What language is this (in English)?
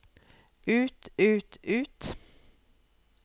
Norwegian